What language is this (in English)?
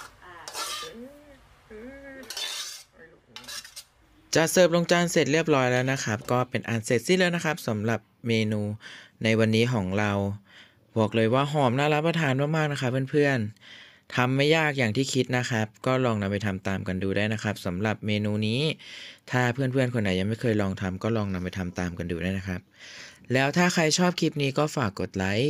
Thai